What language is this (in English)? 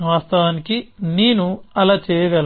Telugu